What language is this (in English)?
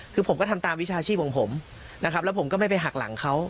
Thai